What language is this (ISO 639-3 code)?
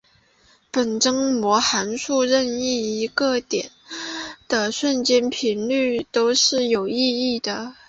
zho